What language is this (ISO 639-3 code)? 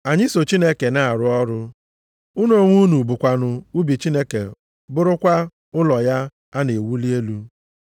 ibo